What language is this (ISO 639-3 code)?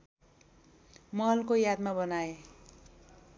nep